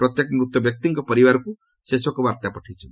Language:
Odia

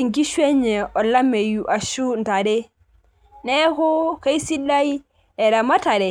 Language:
Masai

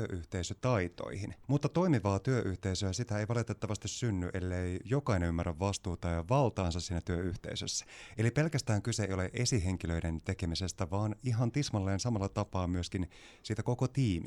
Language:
Finnish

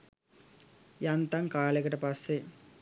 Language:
Sinhala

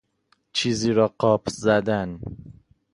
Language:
Persian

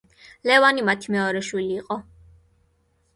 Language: Georgian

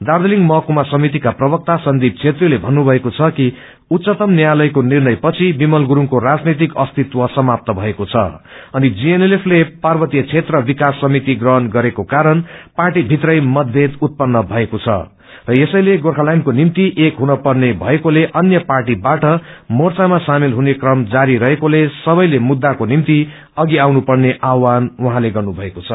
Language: Nepali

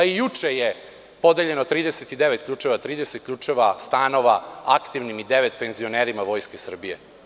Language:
Serbian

